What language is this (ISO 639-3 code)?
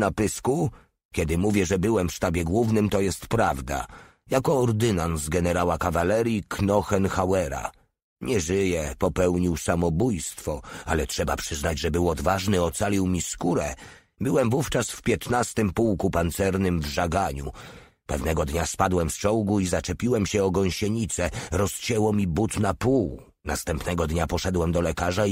pol